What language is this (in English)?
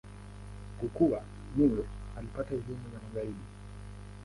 Swahili